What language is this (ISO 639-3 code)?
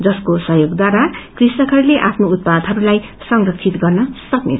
nep